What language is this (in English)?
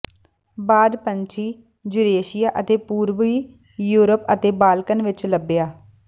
Punjabi